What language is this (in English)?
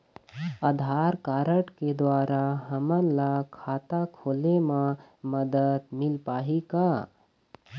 Chhattisgarhi